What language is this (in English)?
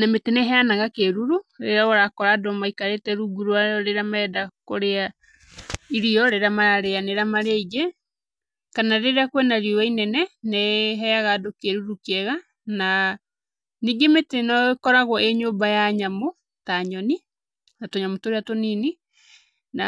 Kikuyu